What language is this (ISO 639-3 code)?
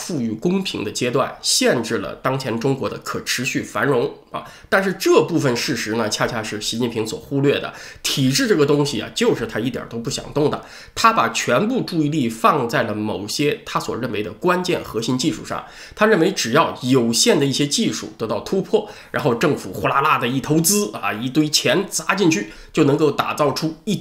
zho